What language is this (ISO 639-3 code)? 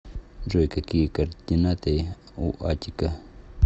rus